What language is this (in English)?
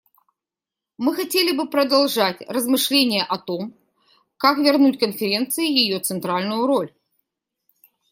Russian